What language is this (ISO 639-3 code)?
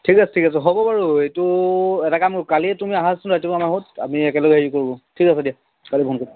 asm